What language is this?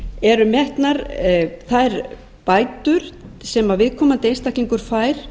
Icelandic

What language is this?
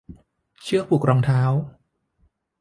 Thai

